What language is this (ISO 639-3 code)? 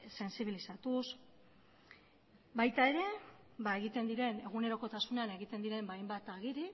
eus